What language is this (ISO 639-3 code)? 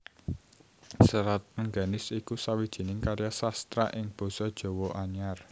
jav